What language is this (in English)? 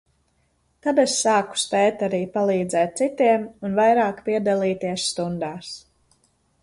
Latvian